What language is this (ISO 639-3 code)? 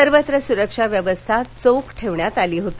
mar